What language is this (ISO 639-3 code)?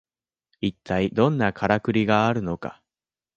jpn